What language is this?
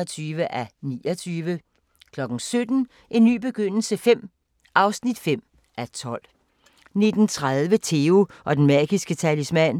Danish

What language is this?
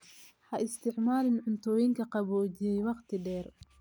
Somali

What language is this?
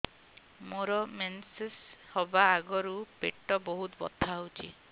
Odia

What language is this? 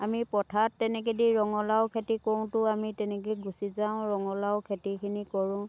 Assamese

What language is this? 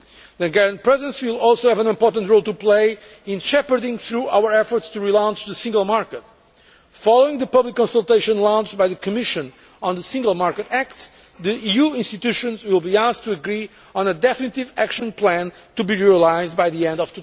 English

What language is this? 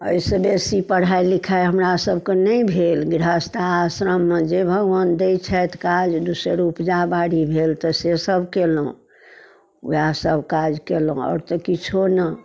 Maithili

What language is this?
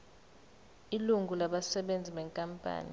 Zulu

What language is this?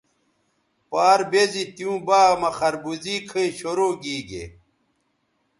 Bateri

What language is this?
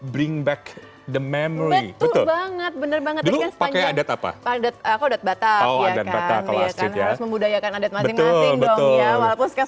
Indonesian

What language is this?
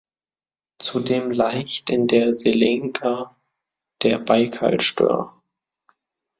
German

